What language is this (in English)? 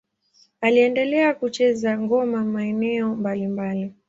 Swahili